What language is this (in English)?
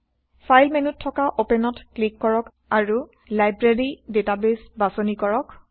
Assamese